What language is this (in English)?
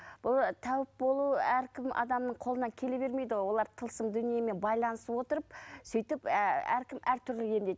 Kazakh